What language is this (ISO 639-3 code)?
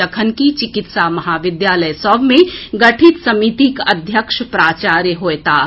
mai